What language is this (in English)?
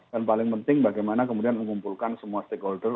Indonesian